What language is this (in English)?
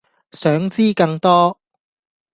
Cantonese